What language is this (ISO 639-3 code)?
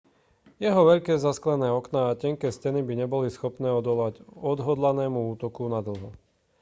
slk